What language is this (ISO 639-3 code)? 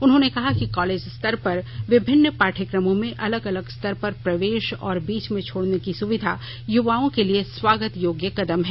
hin